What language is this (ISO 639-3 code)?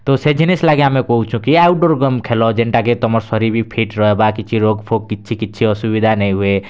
ori